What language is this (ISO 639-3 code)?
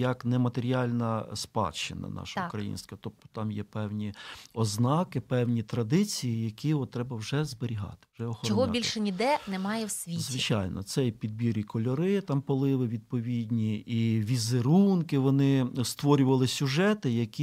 ukr